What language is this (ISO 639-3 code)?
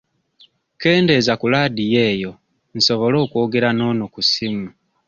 lug